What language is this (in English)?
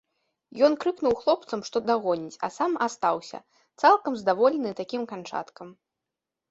Belarusian